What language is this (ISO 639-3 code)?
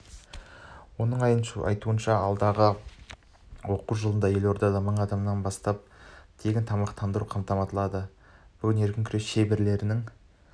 kaz